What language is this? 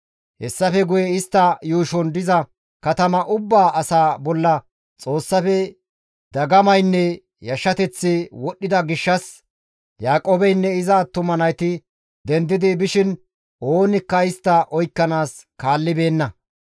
Gamo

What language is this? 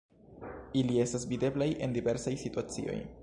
Esperanto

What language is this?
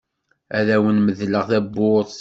Kabyle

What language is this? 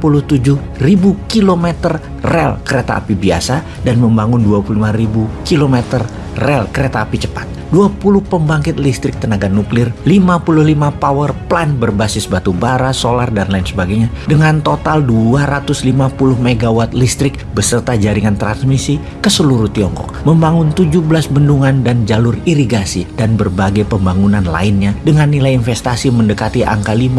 Indonesian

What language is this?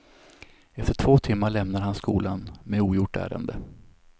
Swedish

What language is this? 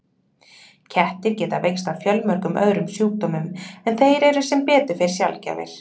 Icelandic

